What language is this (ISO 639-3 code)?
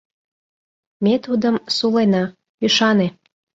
chm